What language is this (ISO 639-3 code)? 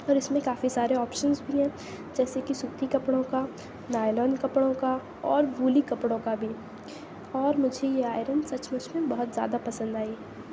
urd